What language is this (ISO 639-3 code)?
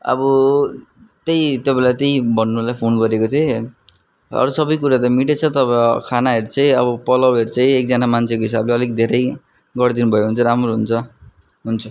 nep